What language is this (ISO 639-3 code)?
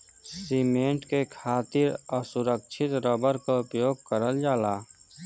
bho